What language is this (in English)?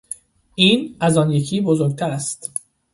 Persian